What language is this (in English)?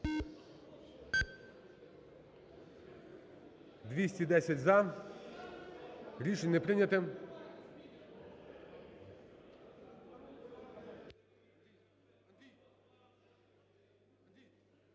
Ukrainian